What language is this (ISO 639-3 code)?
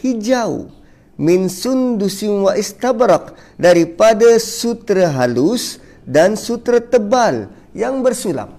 msa